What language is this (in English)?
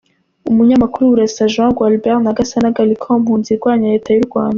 Kinyarwanda